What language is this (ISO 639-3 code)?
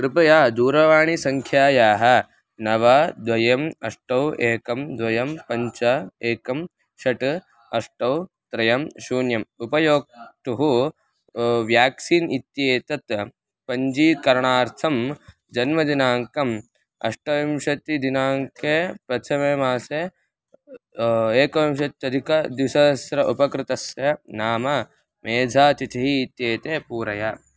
san